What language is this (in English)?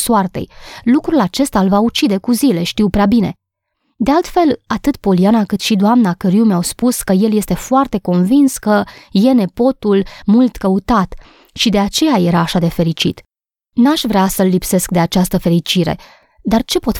Romanian